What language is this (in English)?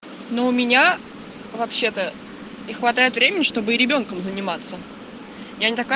Russian